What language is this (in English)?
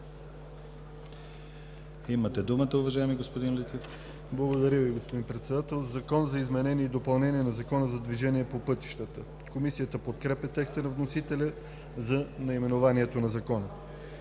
Bulgarian